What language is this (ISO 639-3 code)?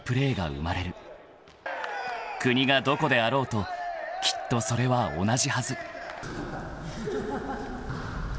jpn